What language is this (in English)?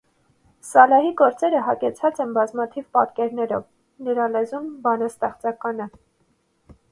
Armenian